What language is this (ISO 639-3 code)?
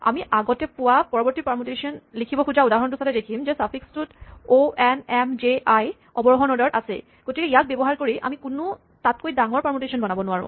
asm